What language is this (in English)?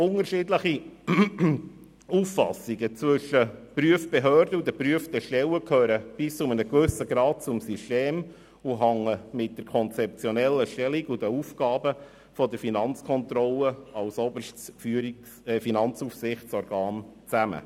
Swiss German